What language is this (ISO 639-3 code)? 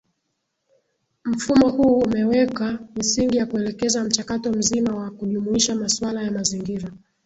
swa